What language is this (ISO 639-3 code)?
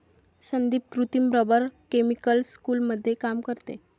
mar